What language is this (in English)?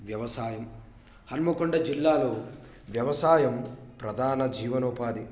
Telugu